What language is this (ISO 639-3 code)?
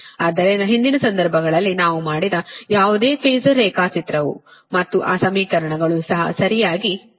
kan